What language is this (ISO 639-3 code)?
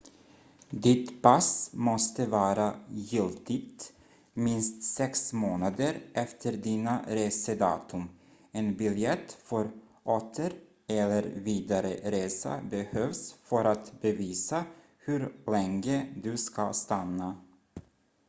swe